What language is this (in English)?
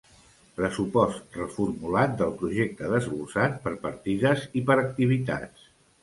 Catalan